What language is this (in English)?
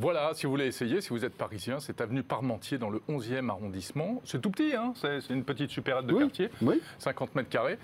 French